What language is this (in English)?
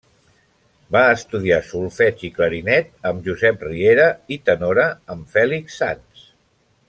Catalan